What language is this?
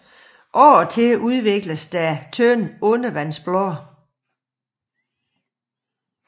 Danish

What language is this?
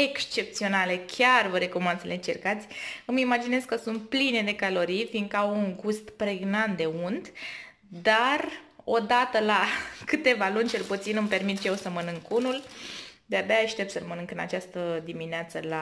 Romanian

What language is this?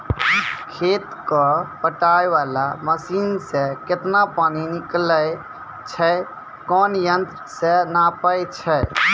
Maithili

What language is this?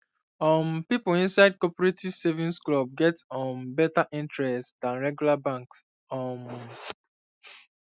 Nigerian Pidgin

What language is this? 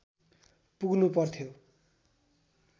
Nepali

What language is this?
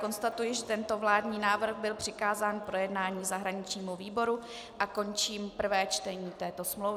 Czech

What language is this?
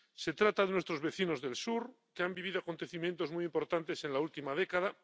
Spanish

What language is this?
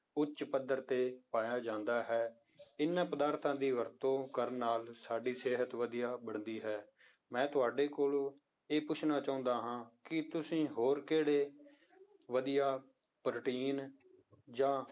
Punjabi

